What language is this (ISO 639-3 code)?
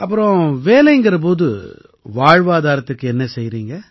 tam